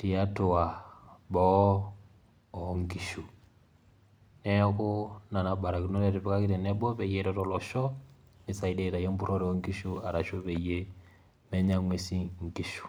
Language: Masai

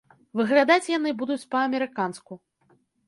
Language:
Belarusian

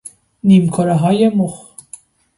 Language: Persian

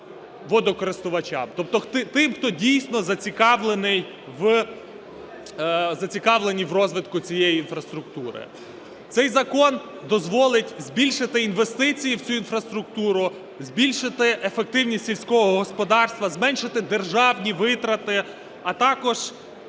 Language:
Ukrainian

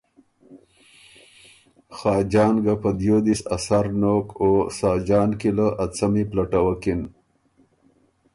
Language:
Ormuri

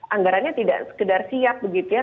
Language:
Indonesian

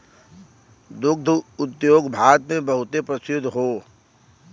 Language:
Bhojpuri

